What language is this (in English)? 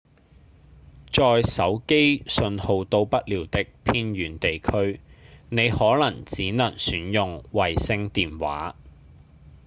Cantonese